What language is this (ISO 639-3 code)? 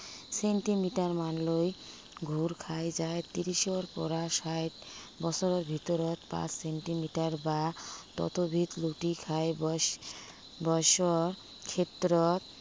asm